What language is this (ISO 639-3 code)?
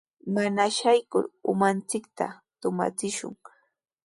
qws